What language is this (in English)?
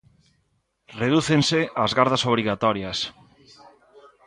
Galician